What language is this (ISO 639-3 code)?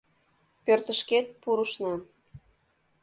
chm